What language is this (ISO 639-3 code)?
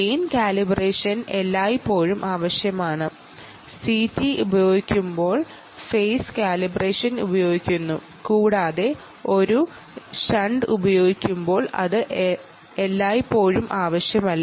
mal